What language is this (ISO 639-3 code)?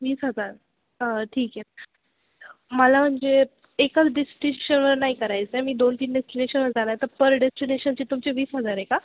mar